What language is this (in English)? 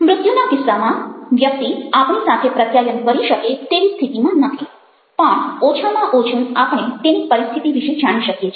Gujarati